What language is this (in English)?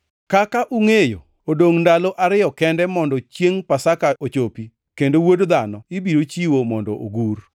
Luo (Kenya and Tanzania)